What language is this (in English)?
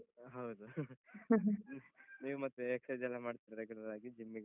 Kannada